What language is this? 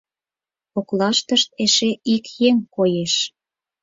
Mari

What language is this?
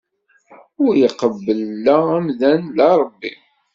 Kabyle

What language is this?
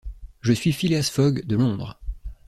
French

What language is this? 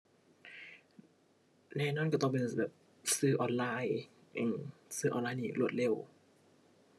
Thai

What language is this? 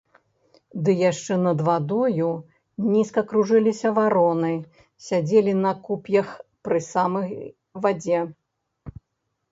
Belarusian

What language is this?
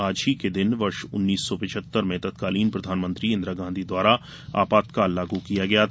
Hindi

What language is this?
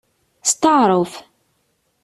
Kabyle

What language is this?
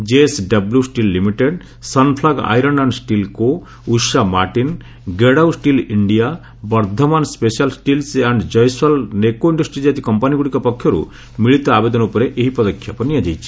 Odia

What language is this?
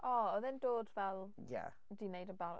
Welsh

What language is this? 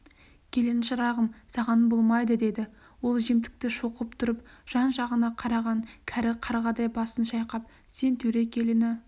Kazakh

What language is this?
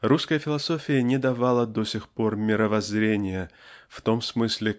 Russian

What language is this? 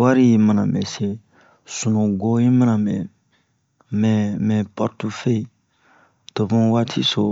Bomu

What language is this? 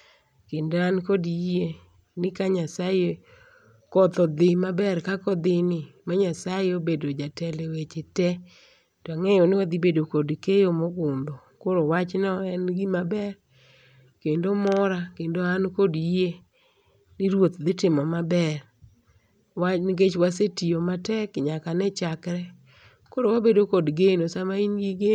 Luo (Kenya and Tanzania)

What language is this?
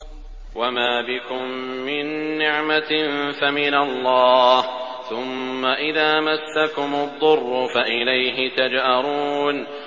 Arabic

